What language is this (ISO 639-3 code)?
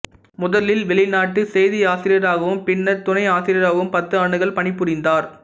tam